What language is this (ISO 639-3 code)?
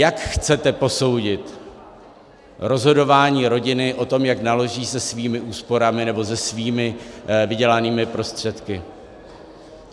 ces